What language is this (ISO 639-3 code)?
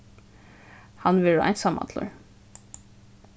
fao